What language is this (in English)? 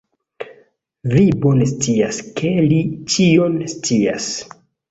Esperanto